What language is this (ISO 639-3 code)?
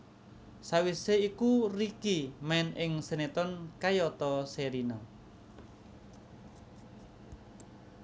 jav